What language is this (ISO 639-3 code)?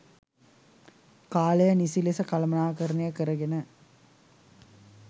sin